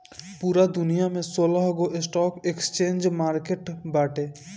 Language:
Bhojpuri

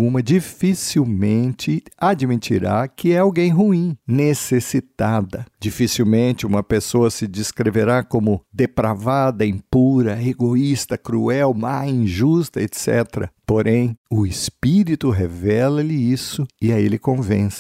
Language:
Portuguese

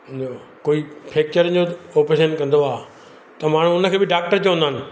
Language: Sindhi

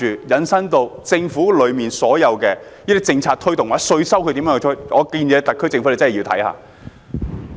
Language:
Cantonese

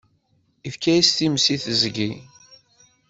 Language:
Kabyle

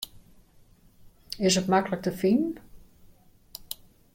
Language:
Western Frisian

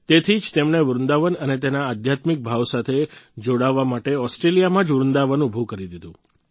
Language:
Gujarati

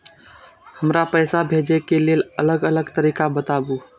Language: Maithili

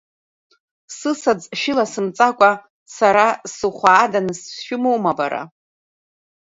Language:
Abkhazian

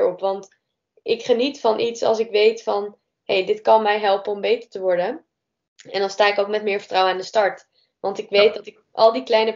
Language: Dutch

